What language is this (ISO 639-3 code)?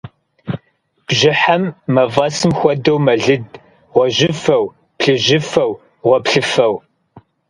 kbd